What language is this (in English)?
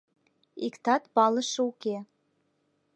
Mari